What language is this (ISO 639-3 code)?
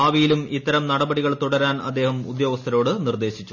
mal